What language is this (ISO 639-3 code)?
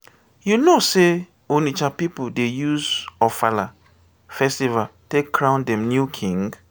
pcm